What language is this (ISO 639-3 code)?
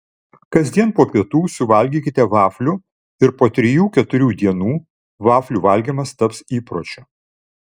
lit